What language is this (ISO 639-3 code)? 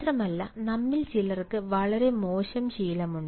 mal